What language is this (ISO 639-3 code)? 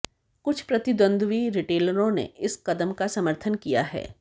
hin